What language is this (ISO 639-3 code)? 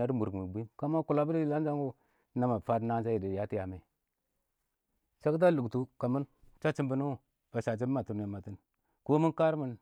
awo